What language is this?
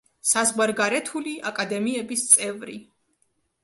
Georgian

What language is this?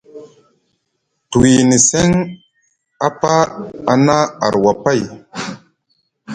Musgu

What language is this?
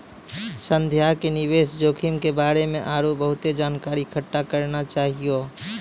Maithili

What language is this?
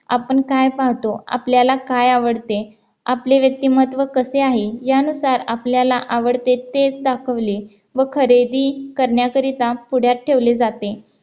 Marathi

